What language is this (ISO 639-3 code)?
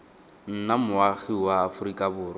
tsn